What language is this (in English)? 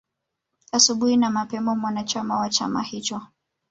Swahili